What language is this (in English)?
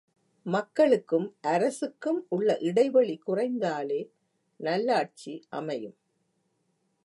Tamil